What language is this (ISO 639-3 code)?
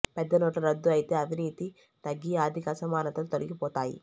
tel